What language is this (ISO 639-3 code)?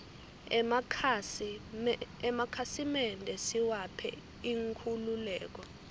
ssw